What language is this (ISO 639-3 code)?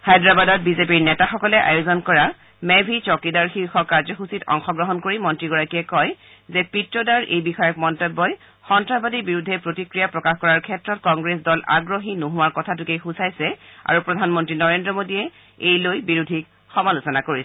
asm